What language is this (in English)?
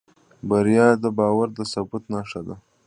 Pashto